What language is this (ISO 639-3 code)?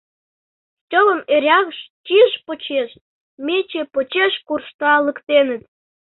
chm